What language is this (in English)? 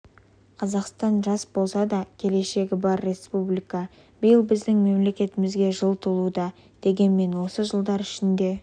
Kazakh